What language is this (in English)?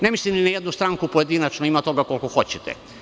Serbian